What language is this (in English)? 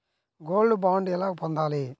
Telugu